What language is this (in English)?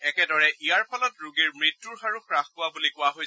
Assamese